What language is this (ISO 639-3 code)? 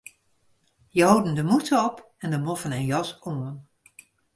fry